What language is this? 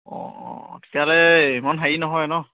Assamese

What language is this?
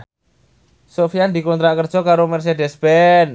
Javanese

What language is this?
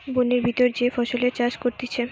Bangla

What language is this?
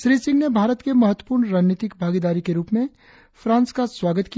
Hindi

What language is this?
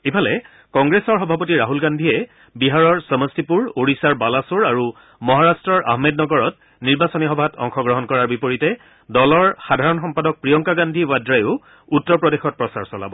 Assamese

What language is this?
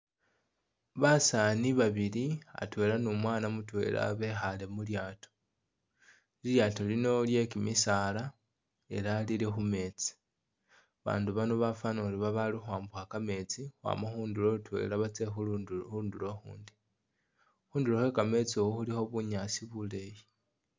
Masaaba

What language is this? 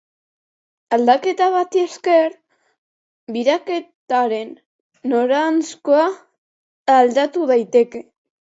Basque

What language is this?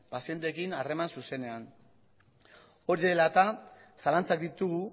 Basque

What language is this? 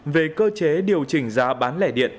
Vietnamese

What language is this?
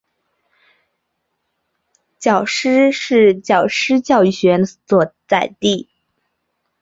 Chinese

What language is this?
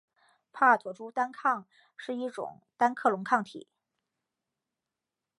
Chinese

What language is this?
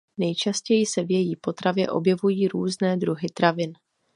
Czech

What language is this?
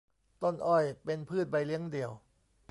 Thai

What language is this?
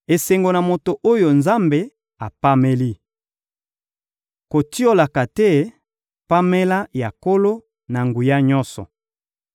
Lingala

